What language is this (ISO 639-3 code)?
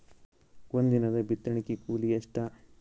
kan